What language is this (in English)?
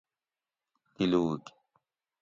Gawri